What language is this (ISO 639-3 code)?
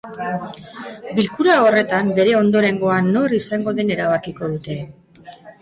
eus